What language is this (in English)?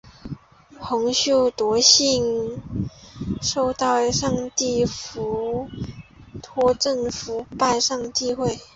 Chinese